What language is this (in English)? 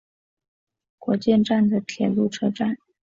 Chinese